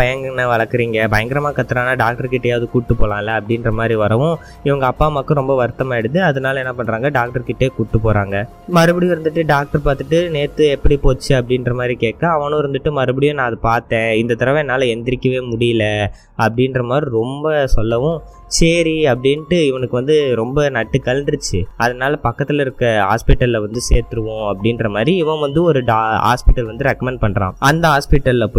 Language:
Tamil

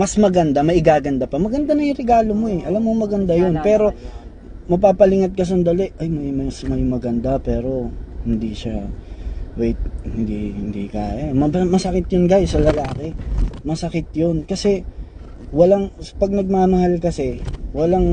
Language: Filipino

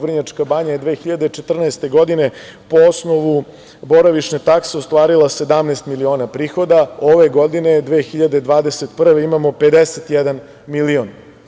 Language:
Serbian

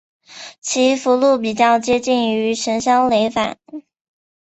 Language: Chinese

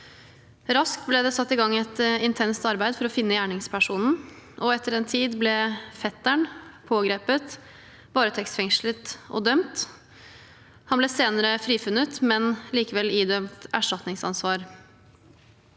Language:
Norwegian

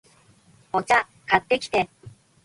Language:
Japanese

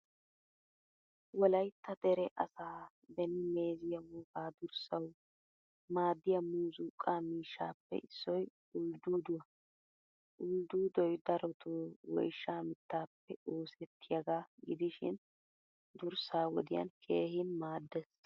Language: Wolaytta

